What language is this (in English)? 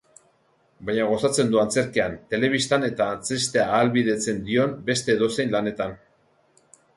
Basque